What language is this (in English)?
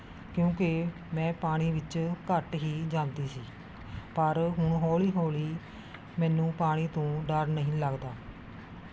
Punjabi